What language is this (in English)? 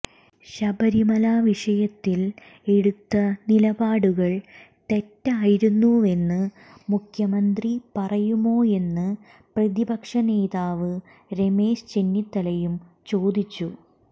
Malayalam